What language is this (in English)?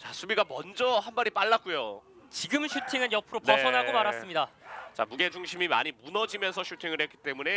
Korean